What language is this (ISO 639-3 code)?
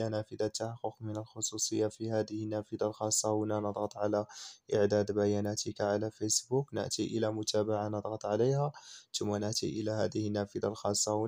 ara